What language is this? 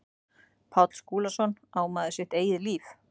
Icelandic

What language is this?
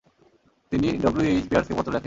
Bangla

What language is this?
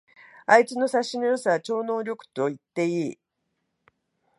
Japanese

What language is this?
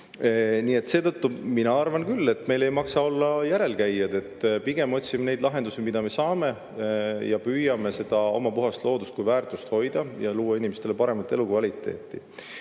Estonian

